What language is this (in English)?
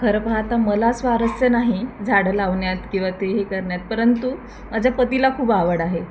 Marathi